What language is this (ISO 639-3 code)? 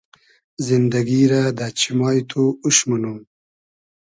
haz